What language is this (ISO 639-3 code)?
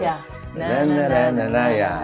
ind